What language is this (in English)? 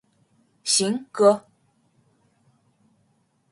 Chinese